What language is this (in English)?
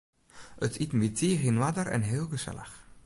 Western Frisian